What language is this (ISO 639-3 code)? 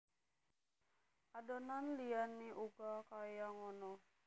jav